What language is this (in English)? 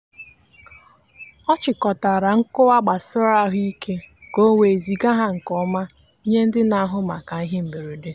Igbo